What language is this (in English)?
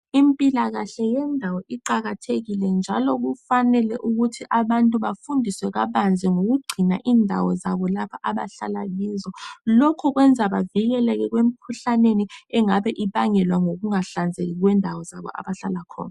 North Ndebele